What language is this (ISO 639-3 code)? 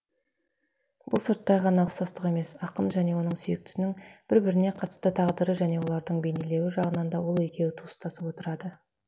kaz